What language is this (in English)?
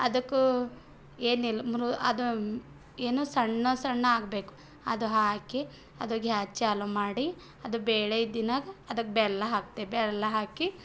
Kannada